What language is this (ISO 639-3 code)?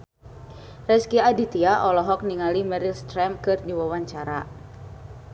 sun